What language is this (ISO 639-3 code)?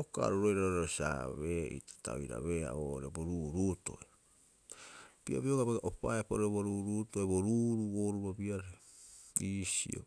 kyx